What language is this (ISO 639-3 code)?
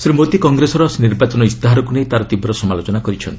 ori